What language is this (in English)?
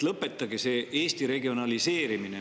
Estonian